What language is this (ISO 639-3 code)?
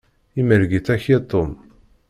kab